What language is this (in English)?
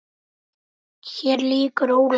Icelandic